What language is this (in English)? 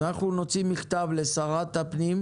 Hebrew